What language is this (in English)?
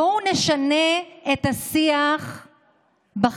Hebrew